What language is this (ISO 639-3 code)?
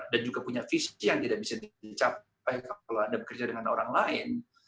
ind